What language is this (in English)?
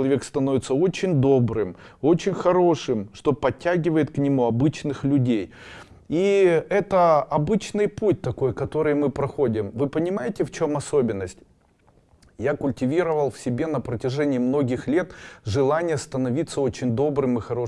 Russian